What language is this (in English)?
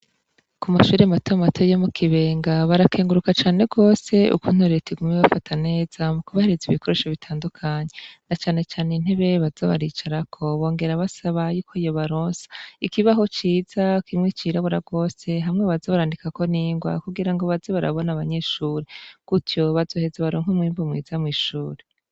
Rundi